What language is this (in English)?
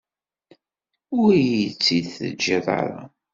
Kabyle